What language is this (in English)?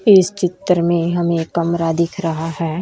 Hindi